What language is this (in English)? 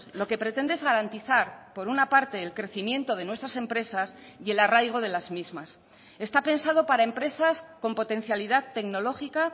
Spanish